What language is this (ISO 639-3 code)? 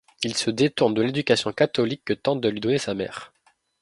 fra